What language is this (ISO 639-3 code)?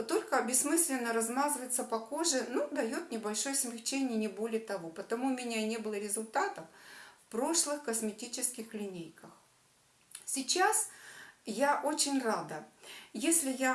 rus